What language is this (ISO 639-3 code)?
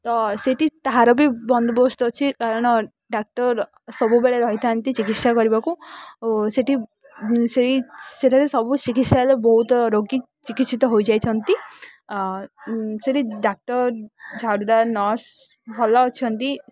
ori